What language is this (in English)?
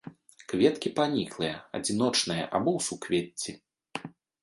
Belarusian